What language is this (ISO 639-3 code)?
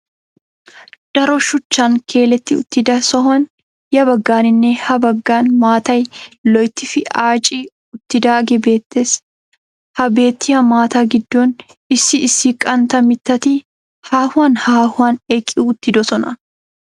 wal